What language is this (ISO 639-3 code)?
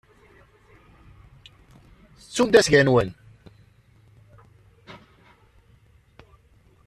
kab